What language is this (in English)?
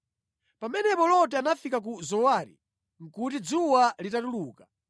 Nyanja